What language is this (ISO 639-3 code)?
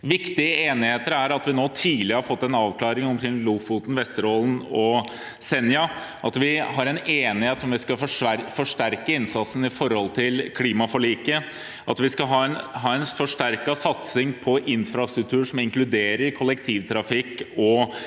nor